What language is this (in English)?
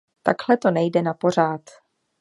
Czech